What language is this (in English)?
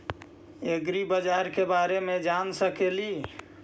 Magahi